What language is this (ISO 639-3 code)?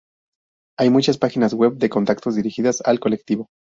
spa